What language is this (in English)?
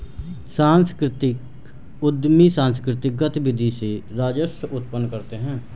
Hindi